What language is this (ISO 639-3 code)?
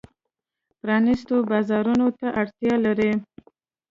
pus